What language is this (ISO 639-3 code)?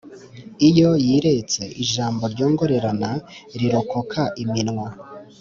kin